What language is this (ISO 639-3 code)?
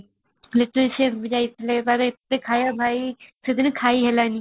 ori